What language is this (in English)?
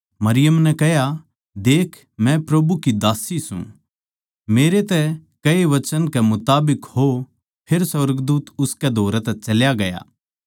Haryanvi